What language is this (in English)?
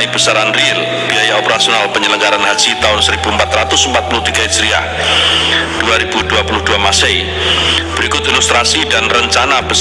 Indonesian